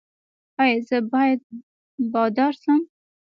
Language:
Pashto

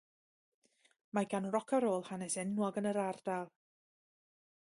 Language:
Welsh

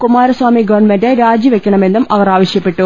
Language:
Malayalam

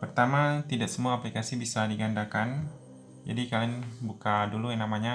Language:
Indonesian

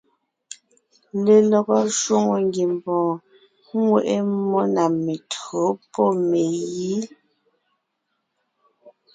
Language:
Ngiemboon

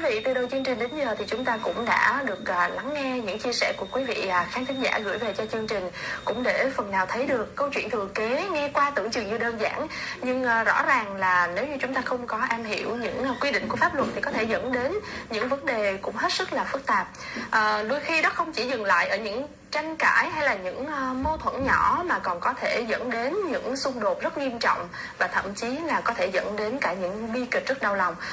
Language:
Vietnamese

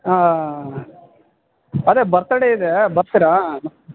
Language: Kannada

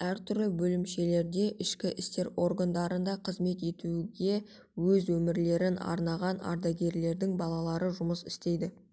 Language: Kazakh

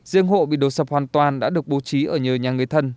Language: Vietnamese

